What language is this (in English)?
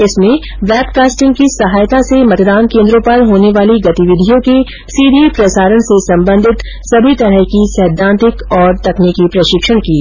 Hindi